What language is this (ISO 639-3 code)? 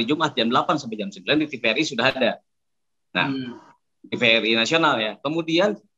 ind